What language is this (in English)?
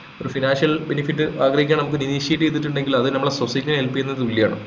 Malayalam